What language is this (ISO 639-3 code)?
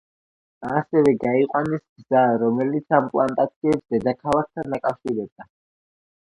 kat